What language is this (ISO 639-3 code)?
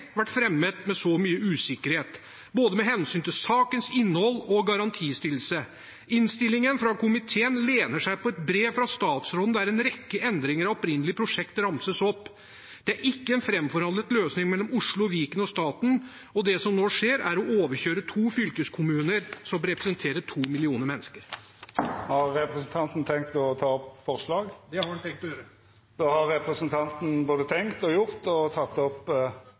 nor